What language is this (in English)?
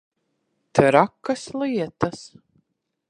Latvian